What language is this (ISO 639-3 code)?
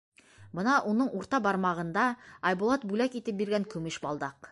bak